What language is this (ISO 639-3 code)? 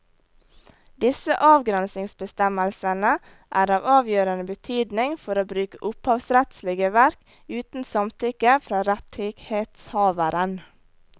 nor